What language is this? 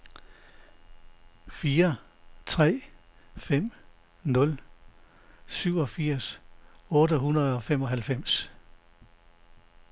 Danish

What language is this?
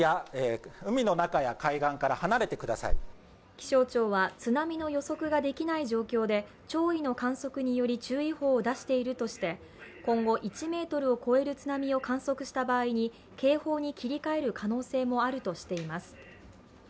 Japanese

